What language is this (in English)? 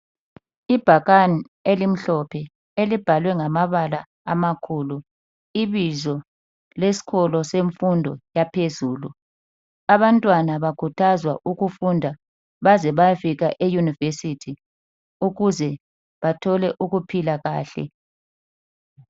North Ndebele